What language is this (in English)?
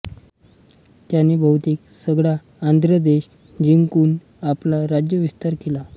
Marathi